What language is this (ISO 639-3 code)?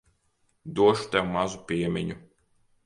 lav